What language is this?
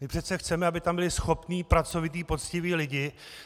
Czech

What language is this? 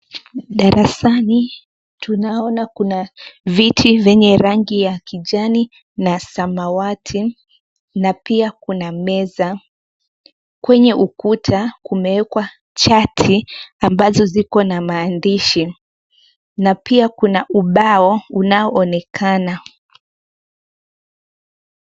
Swahili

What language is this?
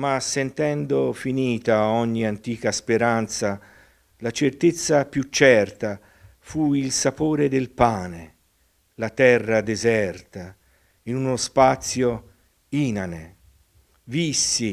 Italian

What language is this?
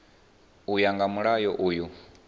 Venda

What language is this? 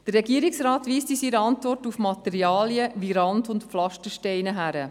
Swiss German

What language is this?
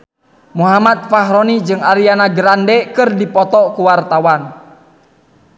Sundanese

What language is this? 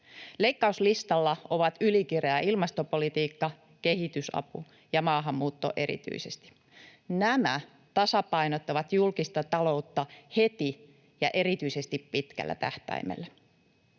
Finnish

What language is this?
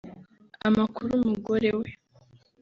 Kinyarwanda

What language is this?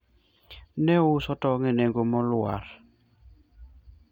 Luo (Kenya and Tanzania)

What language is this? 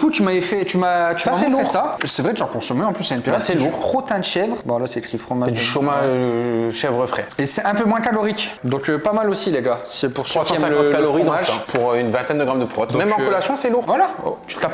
French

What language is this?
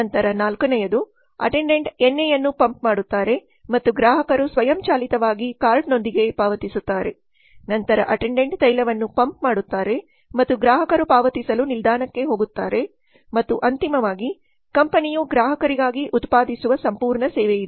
Kannada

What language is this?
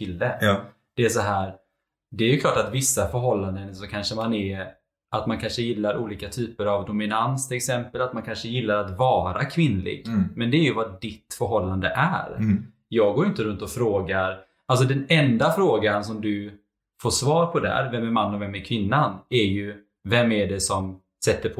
Swedish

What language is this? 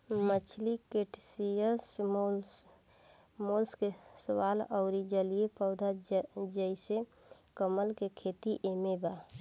Bhojpuri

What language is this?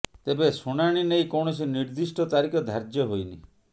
Odia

